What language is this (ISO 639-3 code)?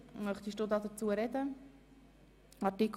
gsw